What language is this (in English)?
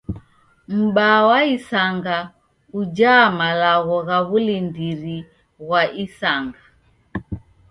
Taita